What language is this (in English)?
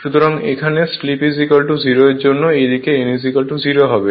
Bangla